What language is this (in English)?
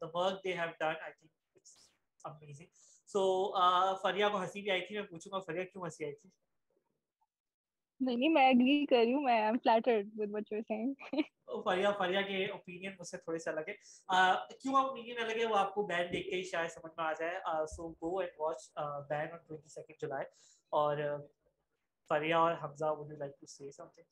Urdu